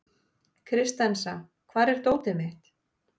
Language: Icelandic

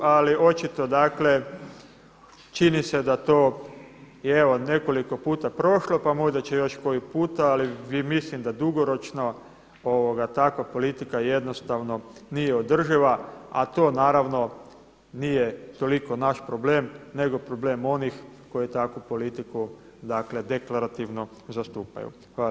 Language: Croatian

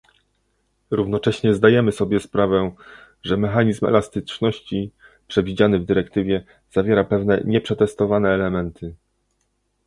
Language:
Polish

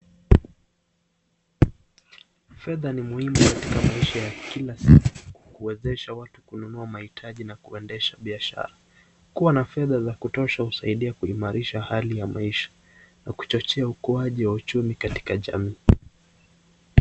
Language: Swahili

